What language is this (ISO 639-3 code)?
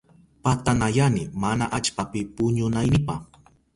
qup